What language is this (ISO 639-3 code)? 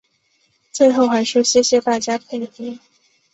zho